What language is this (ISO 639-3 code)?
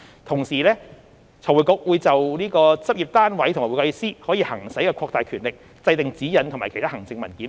yue